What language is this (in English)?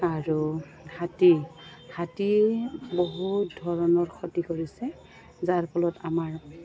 Assamese